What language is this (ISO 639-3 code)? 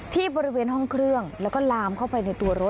tha